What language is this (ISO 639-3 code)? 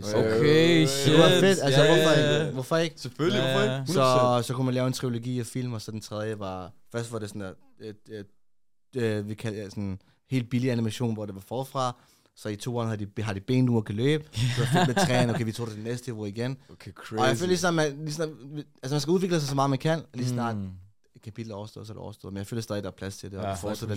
dan